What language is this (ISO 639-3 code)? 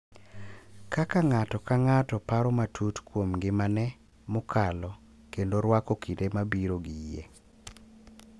luo